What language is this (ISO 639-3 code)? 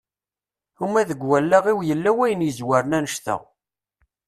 kab